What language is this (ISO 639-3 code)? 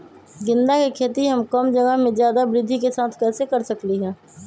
mag